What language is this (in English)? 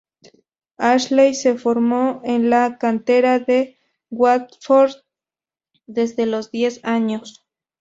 Spanish